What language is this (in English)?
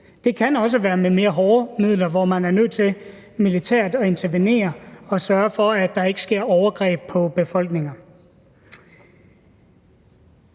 Danish